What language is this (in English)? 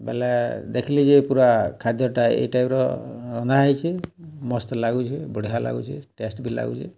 Odia